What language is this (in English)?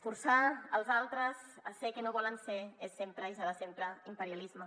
Catalan